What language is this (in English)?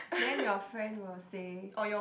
English